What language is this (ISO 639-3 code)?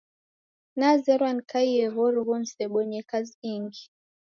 dav